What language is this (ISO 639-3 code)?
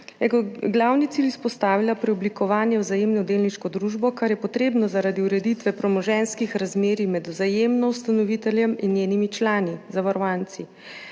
slv